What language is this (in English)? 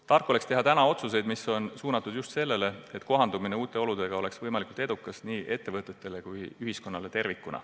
Estonian